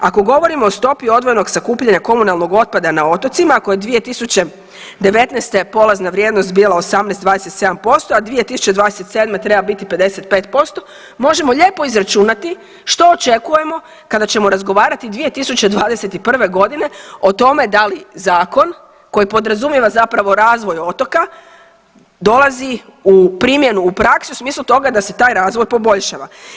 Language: Croatian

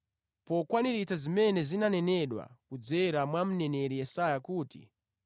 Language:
Nyanja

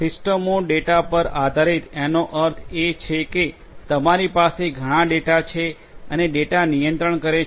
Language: Gujarati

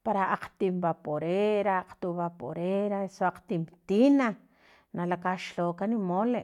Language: Filomena Mata-Coahuitlán Totonac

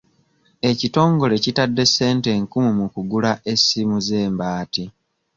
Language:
Ganda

